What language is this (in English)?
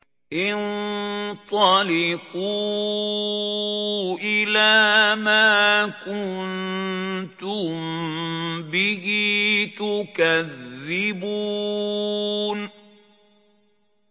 Arabic